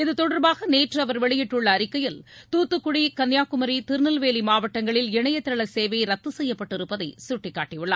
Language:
Tamil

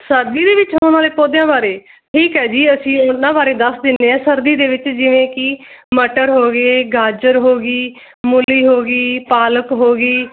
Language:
Punjabi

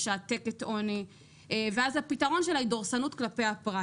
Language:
Hebrew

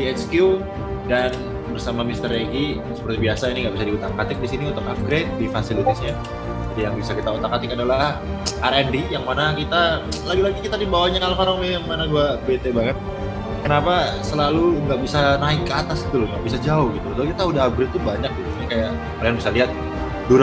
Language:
Indonesian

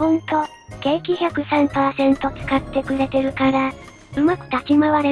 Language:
Japanese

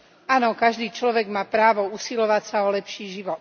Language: Slovak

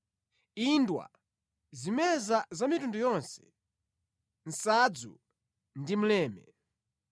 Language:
Nyanja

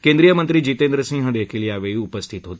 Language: Marathi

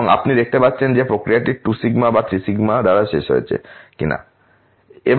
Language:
Bangla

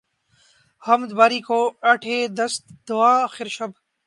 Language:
Urdu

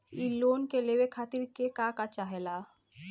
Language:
Bhojpuri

